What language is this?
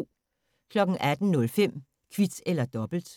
Danish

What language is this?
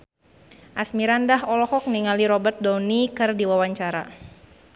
Sundanese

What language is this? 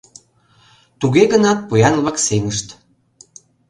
Mari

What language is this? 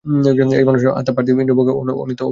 Bangla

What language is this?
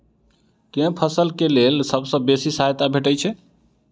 Maithili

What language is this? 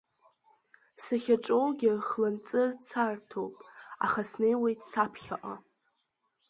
Abkhazian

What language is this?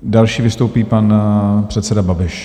Czech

